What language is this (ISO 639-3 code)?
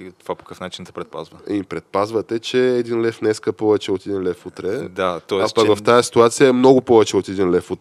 bul